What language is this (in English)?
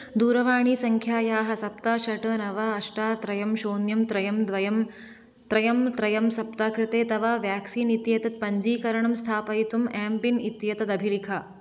Sanskrit